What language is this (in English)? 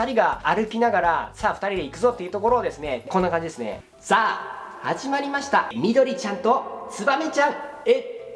Japanese